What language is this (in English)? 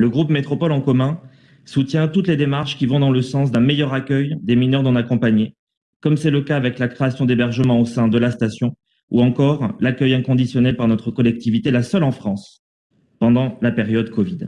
French